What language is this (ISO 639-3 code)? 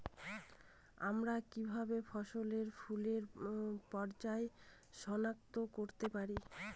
ben